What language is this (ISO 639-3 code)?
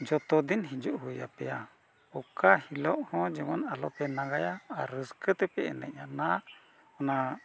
sat